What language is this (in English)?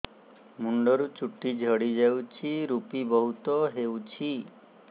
Odia